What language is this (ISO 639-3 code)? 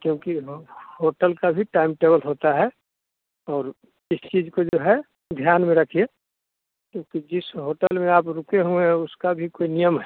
hin